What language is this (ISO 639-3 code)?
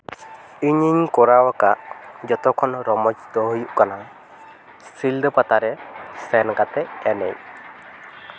sat